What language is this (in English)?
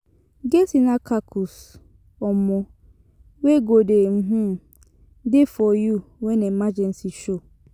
Nigerian Pidgin